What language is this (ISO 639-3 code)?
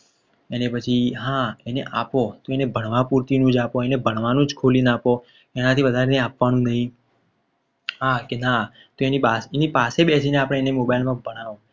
guj